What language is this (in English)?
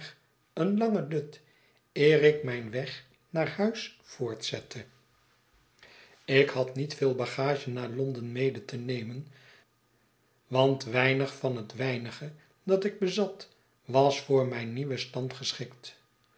Dutch